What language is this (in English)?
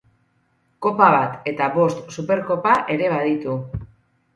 Basque